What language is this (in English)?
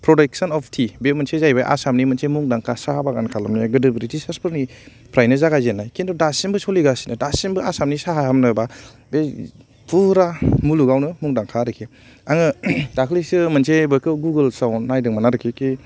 Bodo